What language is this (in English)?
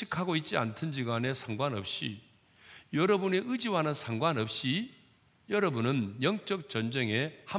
Korean